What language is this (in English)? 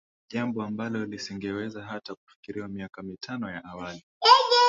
Swahili